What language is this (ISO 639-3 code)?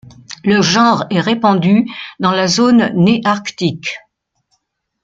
fra